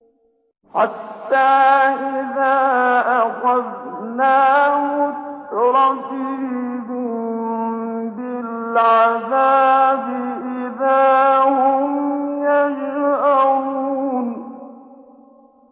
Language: Arabic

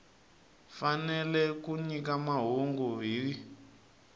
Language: Tsonga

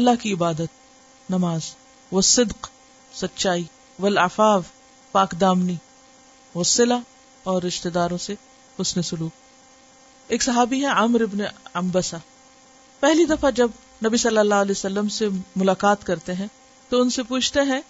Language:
Urdu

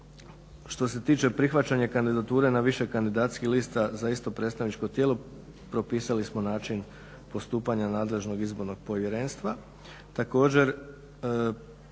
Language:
Croatian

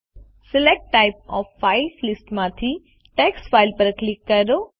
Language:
Gujarati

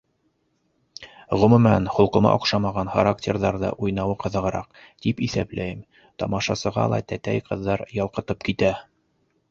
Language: Bashkir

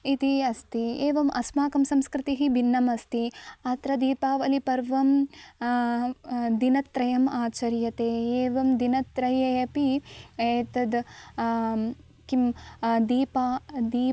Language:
Sanskrit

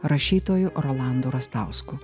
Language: Lithuanian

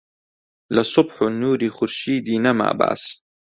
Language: Central Kurdish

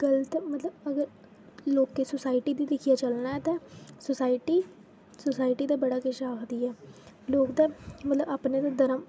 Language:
Dogri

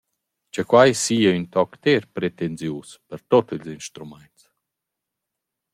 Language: Romansh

